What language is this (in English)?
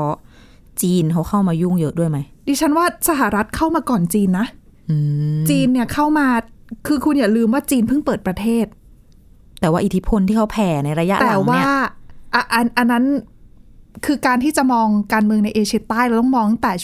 Thai